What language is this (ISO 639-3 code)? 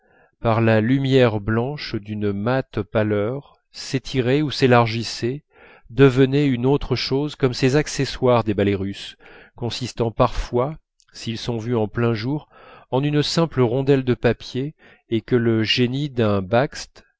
fra